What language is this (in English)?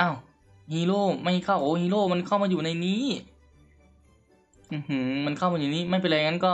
Thai